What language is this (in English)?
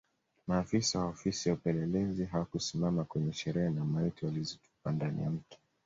Swahili